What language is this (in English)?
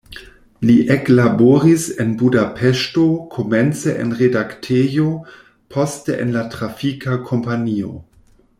Esperanto